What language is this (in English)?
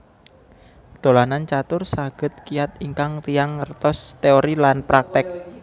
Javanese